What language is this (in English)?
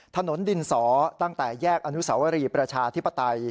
Thai